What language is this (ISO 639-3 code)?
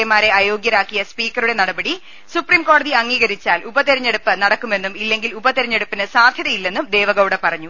mal